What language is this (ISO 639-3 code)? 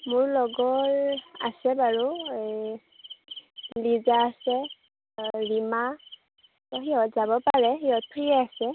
asm